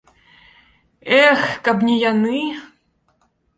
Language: Belarusian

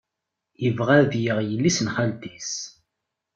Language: Kabyle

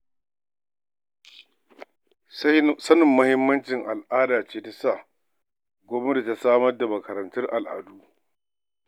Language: Hausa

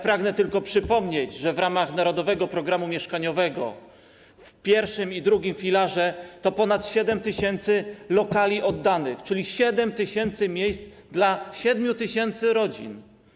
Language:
Polish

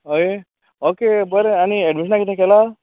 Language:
Konkani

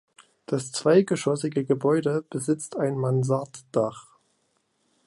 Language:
German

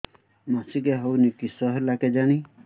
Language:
Odia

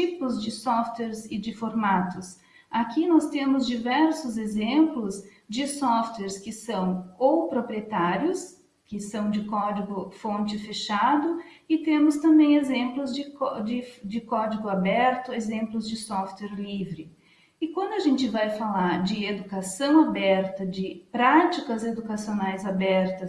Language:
Portuguese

